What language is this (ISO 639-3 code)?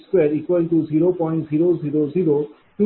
mar